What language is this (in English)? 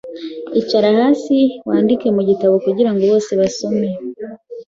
Kinyarwanda